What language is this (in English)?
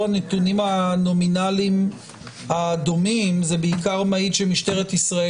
Hebrew